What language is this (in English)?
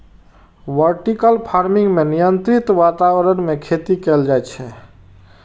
Maithili